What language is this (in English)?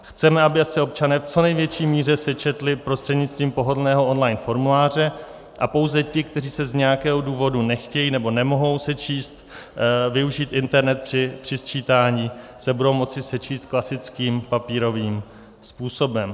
Czech